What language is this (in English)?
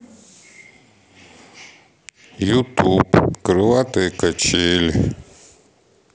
Russian